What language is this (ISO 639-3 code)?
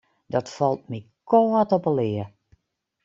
fry